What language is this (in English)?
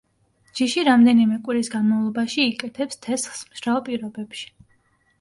Georgian